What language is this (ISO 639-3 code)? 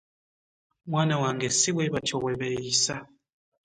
lug